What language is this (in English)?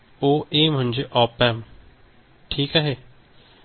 Marathi